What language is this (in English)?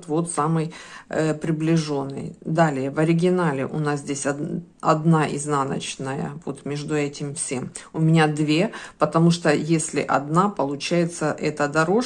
Russian